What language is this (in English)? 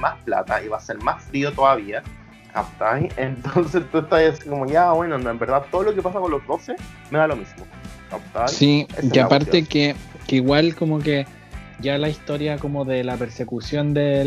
Spanish